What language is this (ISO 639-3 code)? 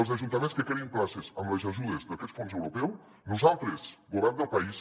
cat